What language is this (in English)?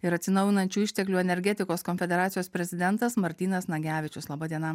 Lithuanian